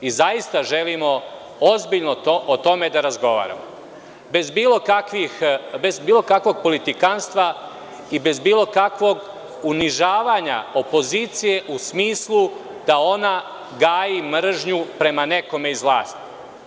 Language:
Serbian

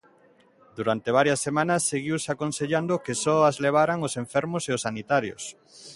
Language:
Galician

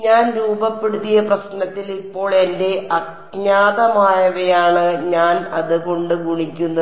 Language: Malayalam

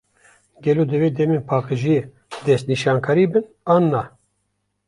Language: Kurdish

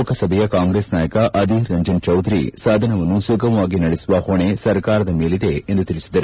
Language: Kannada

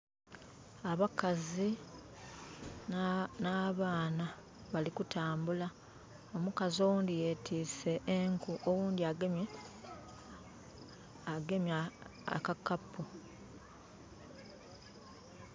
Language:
Soga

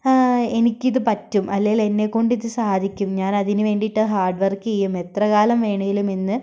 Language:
Malayalam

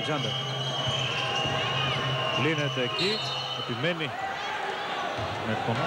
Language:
Greek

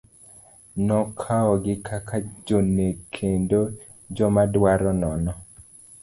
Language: Luo (Kenya and Tanzania)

